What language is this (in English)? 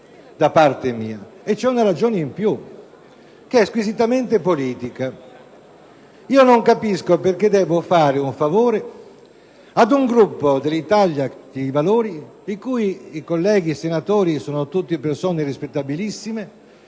Italian